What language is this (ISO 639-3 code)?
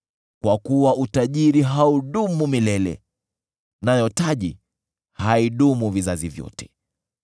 swa